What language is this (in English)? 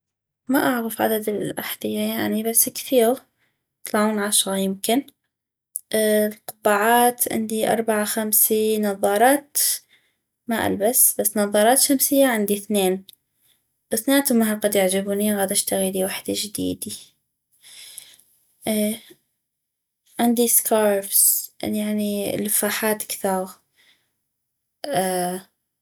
North Mesopotamian Arabic